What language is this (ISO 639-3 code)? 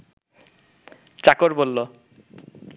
ben